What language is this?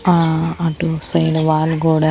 Telugu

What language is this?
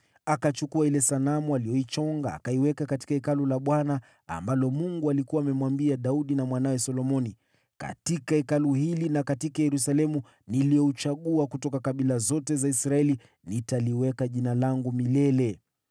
Swahili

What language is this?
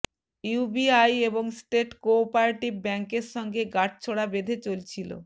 Bangla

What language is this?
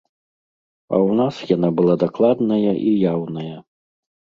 Belarusian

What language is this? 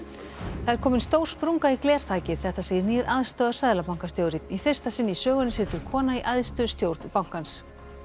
Icelandic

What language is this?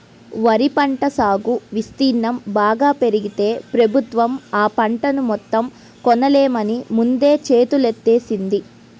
Telugu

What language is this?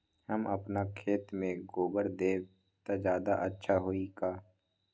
Magahi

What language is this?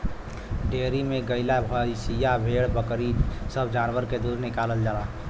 Bhojpuri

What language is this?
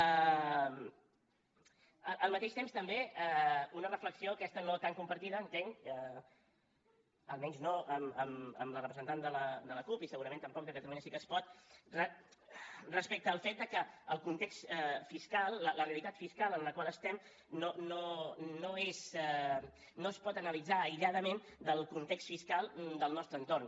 Catalan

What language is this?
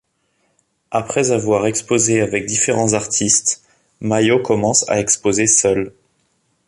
French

